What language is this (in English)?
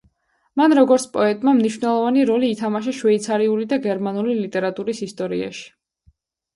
Georgian